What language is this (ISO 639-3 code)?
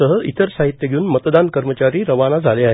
mar